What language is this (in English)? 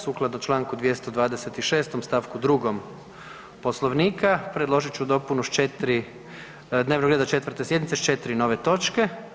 Croatian